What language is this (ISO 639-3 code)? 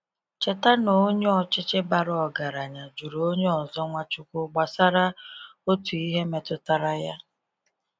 ibo